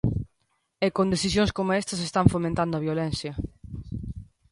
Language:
Galician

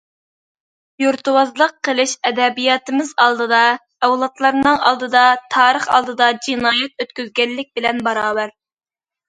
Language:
Uyghur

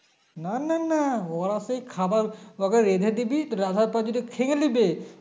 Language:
Bangla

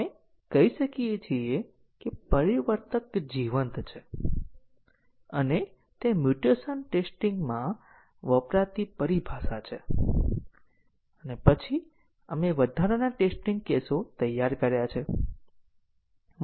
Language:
Gujarati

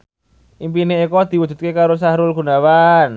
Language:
Javanese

